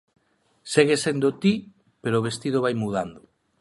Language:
Galician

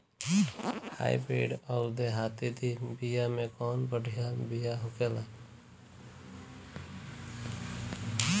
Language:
Bhojpuri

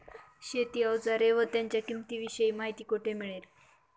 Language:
Marathi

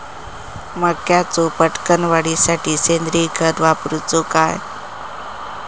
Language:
Marathi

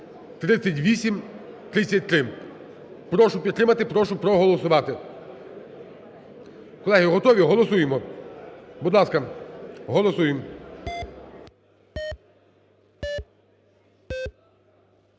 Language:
Ukrainian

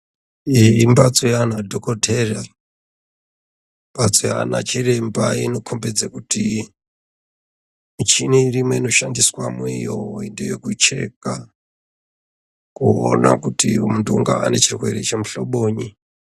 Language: Ndau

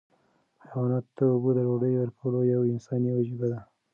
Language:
Pashto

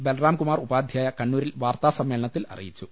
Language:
Malayalam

